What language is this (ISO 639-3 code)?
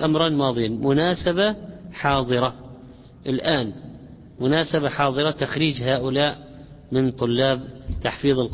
ara